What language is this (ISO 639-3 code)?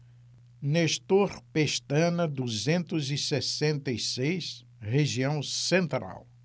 por